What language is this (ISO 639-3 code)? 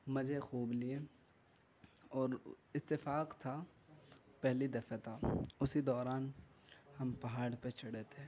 urd